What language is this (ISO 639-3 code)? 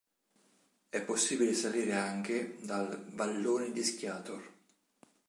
ita